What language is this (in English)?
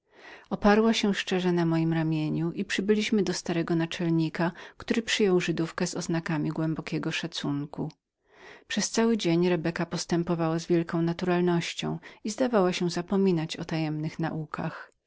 Polish